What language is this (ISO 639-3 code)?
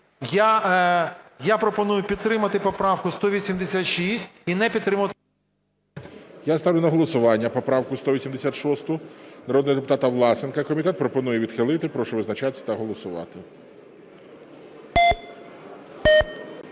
ukr